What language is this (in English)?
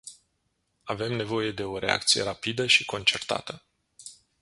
Romanian